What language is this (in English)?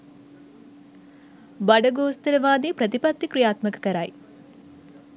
Sinhala